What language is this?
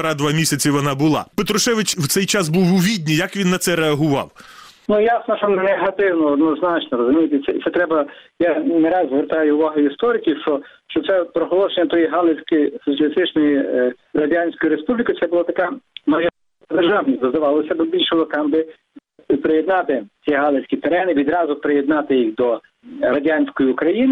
Ukrainian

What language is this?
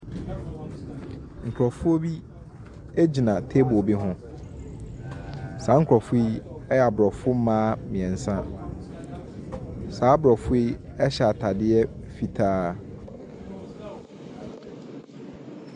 Akan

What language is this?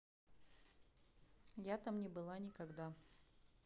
Russian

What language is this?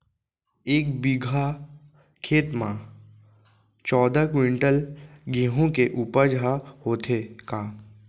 Chhattisgarhi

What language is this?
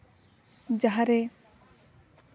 Santali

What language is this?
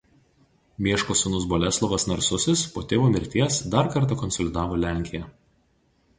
Lithuanian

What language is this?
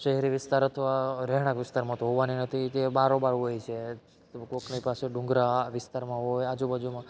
Gujarati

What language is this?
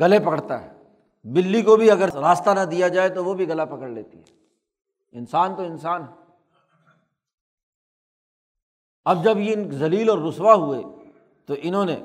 Urdu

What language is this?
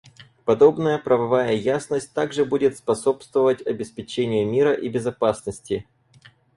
Russian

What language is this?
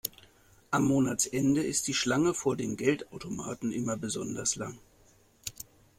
German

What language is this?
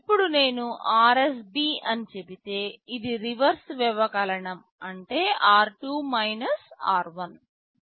Telugu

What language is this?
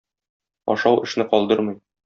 Tatar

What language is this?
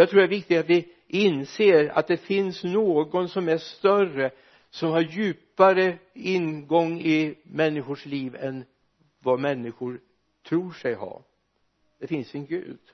Swedish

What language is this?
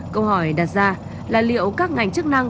Vietnamese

